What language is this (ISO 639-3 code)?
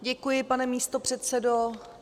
ces